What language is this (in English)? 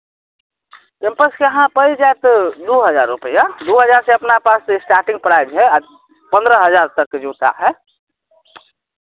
Maithili